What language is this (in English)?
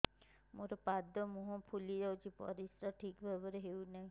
Odia